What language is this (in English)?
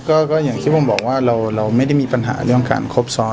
Thai